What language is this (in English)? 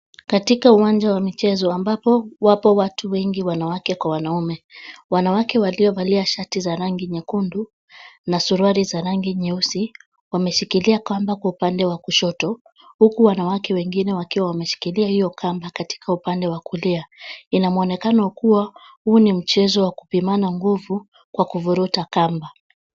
Swahili